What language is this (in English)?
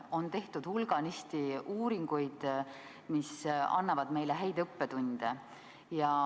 Estonian